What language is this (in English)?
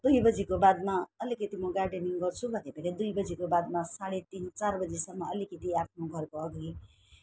Nepali